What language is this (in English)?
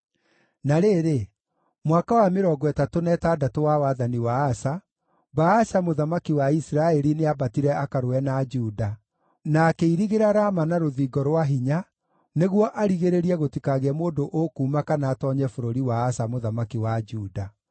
Kikuyu